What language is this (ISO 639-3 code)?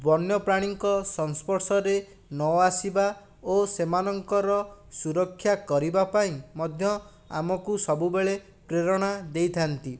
ori